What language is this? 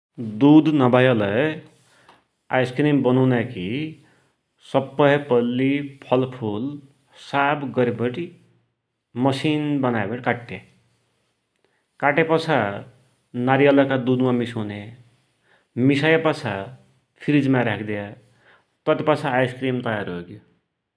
Dotyali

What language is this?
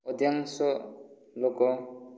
Odia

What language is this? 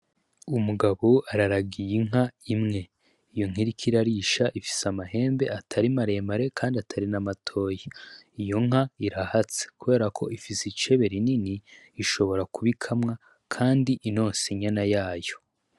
Rundi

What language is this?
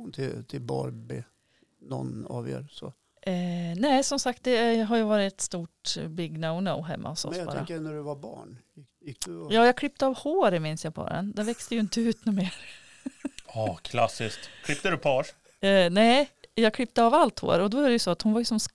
Swedish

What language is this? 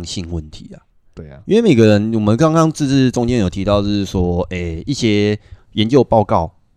Chinese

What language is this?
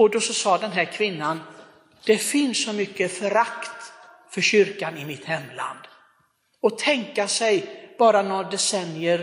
Swedish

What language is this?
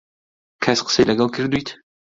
Central Kurdish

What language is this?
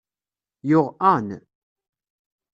Kabyle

